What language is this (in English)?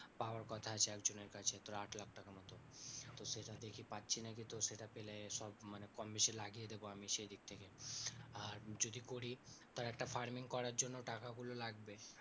Bangla